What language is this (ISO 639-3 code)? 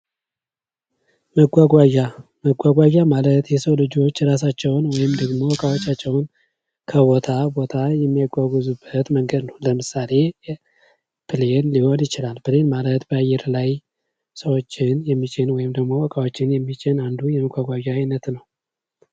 amh